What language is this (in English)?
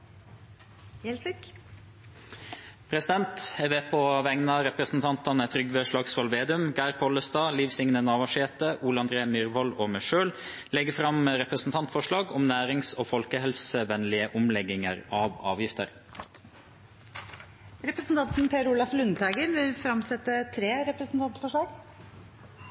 Norwegian Nynorsk